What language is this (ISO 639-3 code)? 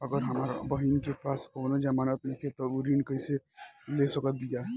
bho